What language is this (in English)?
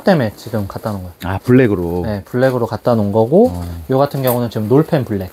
Korean